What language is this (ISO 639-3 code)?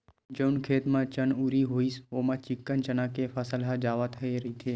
hne